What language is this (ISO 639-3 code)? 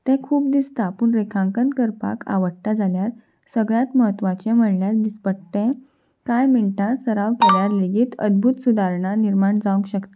kok